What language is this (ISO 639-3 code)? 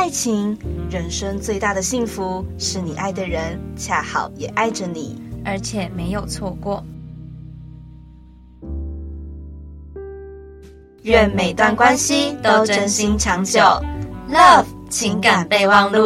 zho